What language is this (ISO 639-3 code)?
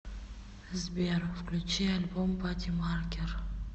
rus